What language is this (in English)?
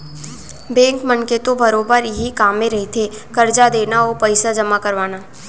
Chhattisgarhi